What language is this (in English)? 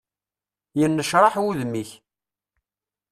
Kabyle